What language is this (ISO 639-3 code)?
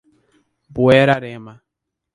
por